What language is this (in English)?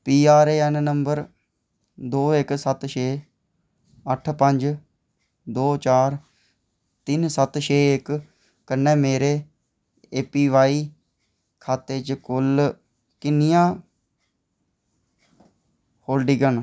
Dogri